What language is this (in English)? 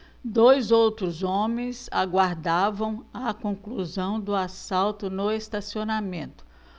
Portuguese